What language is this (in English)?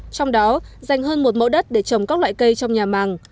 Vietnamese